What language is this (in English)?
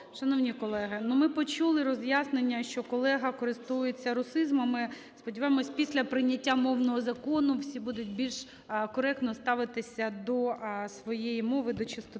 Ukrainian